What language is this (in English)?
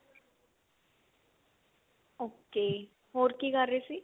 Punjabi